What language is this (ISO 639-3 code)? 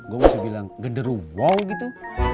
ind